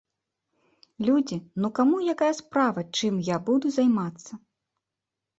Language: Belarusian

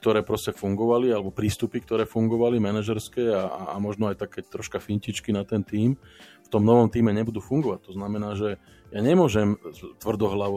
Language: Slovak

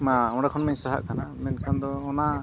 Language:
Santali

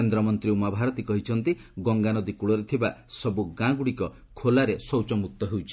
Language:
Odia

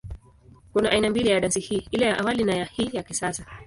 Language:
Swahili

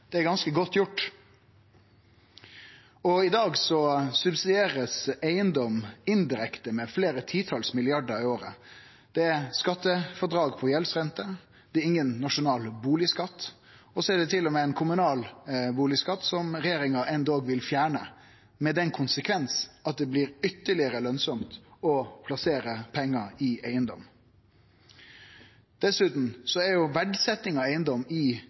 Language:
Norwegian Nynorsk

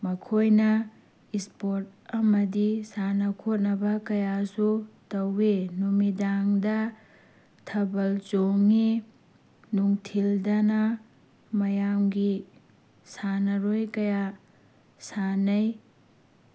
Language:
Manipuri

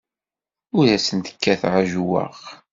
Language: Kabyle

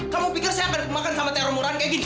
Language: Indonesian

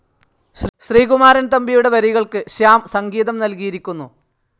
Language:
Malayalam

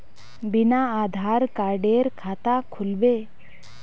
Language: Magahi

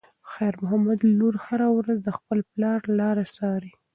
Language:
Pashto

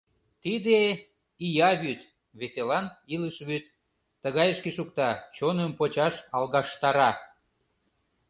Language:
Mari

